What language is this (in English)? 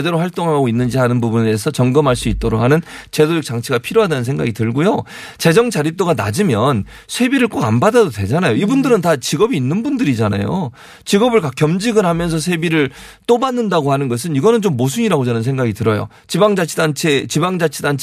Korean